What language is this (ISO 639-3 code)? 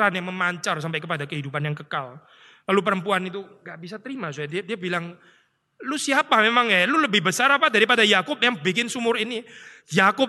ind